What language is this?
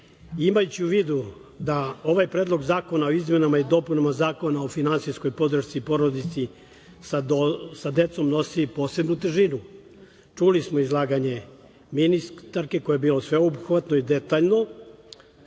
Serbian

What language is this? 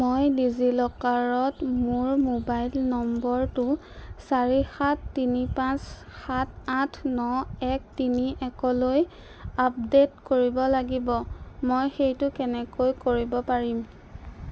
Assamese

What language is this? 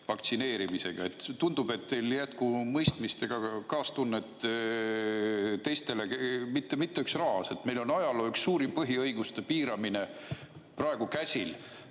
Estonian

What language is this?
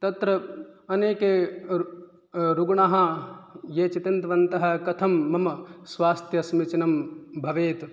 Sanskrit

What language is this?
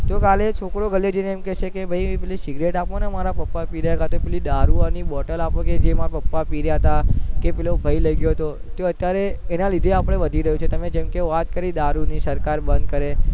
Gujarati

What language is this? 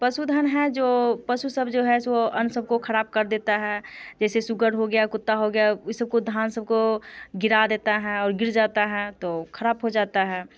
Hindi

